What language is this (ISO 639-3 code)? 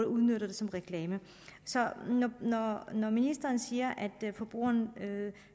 dan